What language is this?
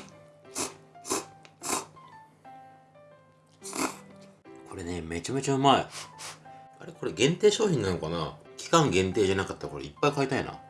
Japanese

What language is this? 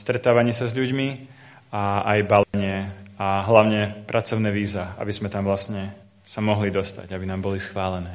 Slovak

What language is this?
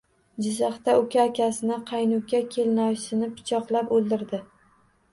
Uzbek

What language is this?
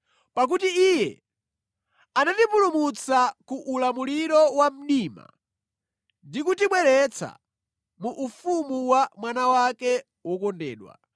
Nyanja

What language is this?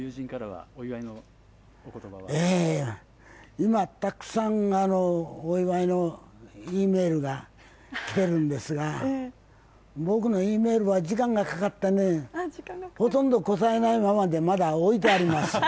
Japanese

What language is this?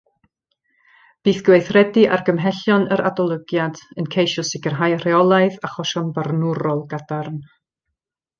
Welsh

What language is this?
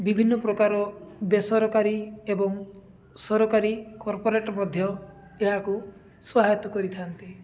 Odia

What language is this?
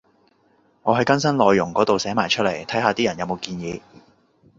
Cantonese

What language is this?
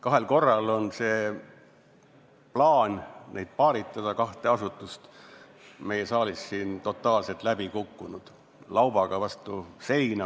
Estonian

